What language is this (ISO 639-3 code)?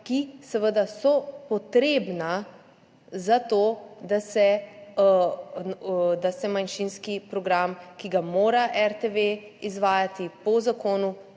slv